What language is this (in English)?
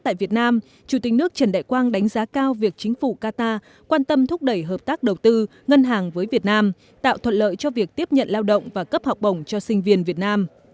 Vietnamese